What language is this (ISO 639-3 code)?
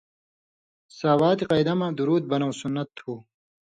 mvy